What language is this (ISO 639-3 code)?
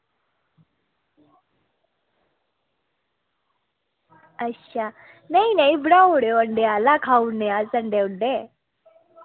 doi